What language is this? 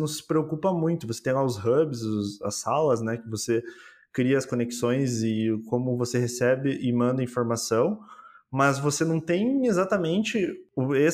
Portuguese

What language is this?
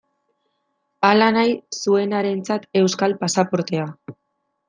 Basque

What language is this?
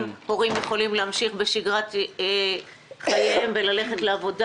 Hebrew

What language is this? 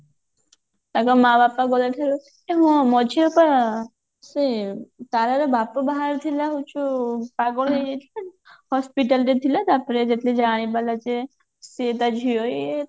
Odia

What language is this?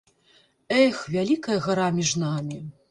Belarusian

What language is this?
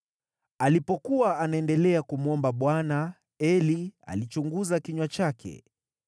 Swahili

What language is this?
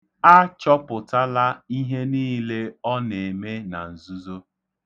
Igbo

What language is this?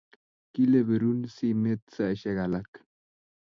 Kalenjin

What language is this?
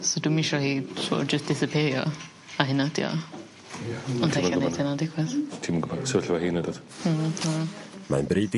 Welsh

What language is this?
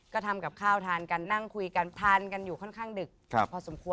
Thai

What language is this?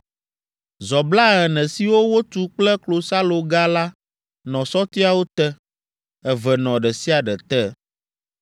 Ewe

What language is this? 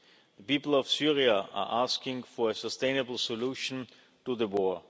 English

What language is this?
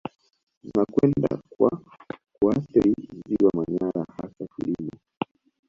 Swahili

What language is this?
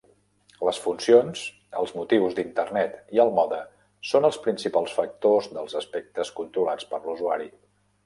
Catalan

